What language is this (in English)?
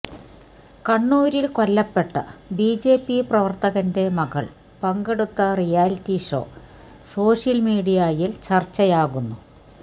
Malayalam